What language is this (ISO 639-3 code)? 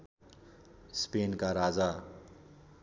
nep